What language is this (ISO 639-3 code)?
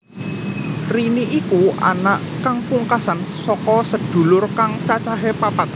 jav